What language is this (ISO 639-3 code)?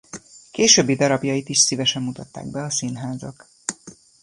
hun